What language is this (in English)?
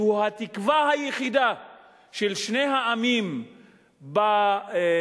Hebrew